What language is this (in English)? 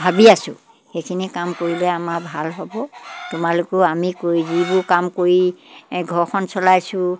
Assamese